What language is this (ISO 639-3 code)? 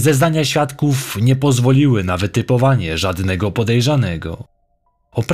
pol